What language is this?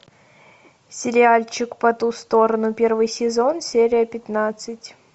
Russian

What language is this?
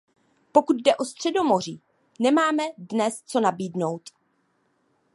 Czech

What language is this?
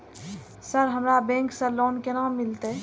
Maithili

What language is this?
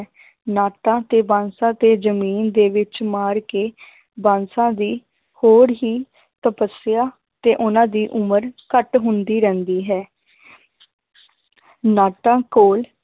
Punjabi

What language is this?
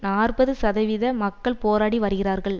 Tamil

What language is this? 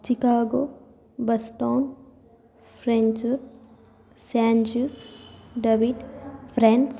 Sanskrit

